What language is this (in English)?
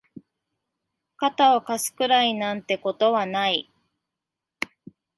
Japanese